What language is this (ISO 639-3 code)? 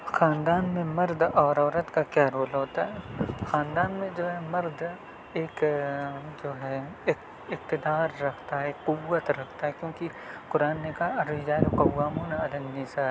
urd